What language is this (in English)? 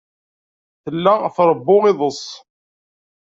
Kabyle